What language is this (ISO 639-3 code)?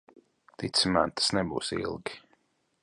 lav